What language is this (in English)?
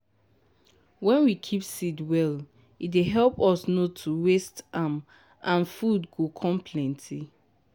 Nigerian Pidgin